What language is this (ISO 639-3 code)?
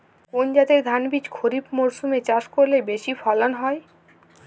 ben